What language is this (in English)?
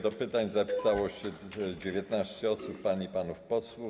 Polish